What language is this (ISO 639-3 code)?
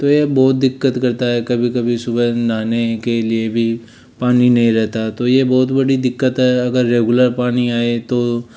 hin